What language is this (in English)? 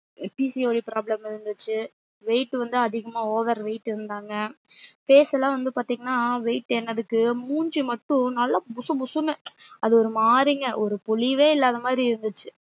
Tamil